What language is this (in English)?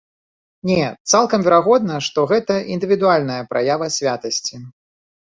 Belarusian